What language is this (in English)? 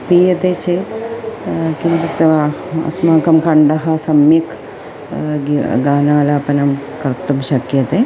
Sanskrit